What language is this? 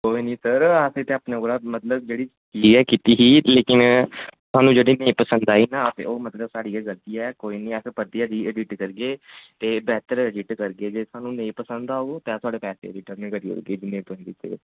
Dogri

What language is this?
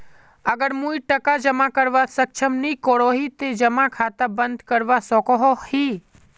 Magahi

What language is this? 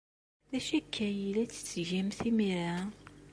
Kabyle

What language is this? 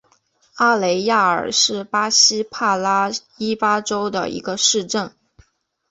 Chinese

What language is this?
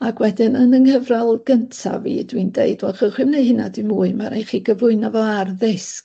Welsh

